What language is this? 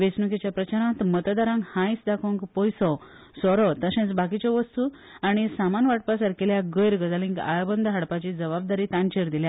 Konkani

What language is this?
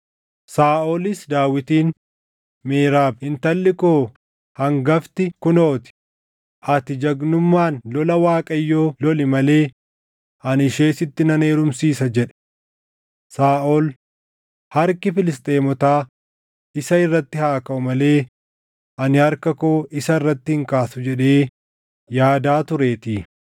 Oromo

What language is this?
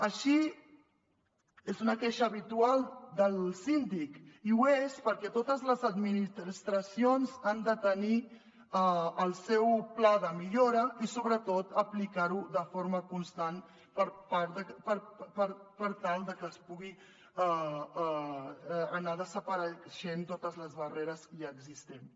Catalan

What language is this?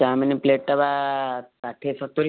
Odia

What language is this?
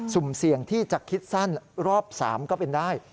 Thai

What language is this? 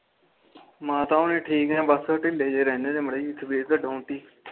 Punjabi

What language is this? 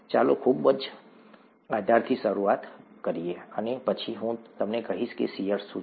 Gujarati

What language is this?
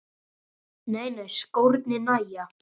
Icelandic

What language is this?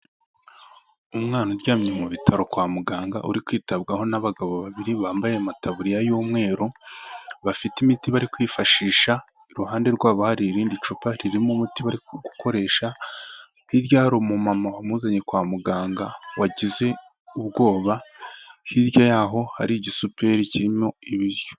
Kinyarwanda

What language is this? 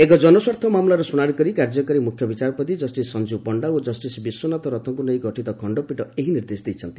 Odia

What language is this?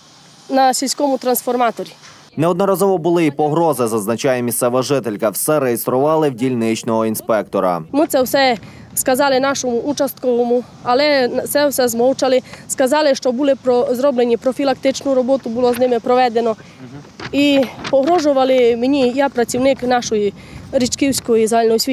Ukrainian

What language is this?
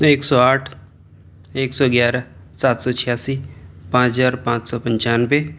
Urdu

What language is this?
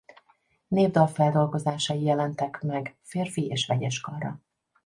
Hungarian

